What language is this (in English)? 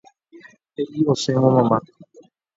Guarani